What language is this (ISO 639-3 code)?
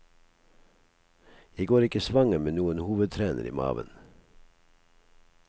nor